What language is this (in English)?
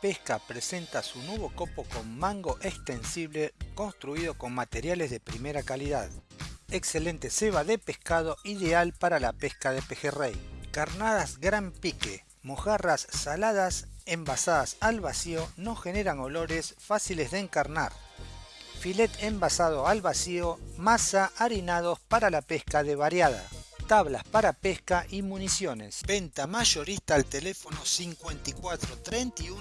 Spanish